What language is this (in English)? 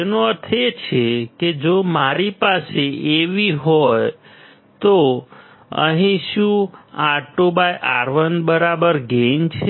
Gujarati